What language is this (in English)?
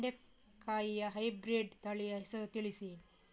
Kannada